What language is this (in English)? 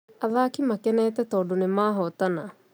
Kikuyu